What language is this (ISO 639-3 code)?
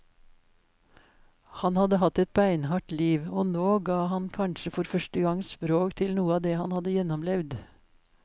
nor